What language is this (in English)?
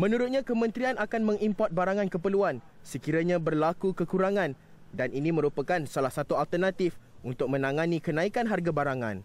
Malay